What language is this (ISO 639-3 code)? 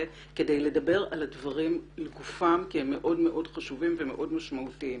heb